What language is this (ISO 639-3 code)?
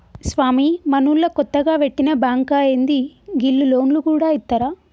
tel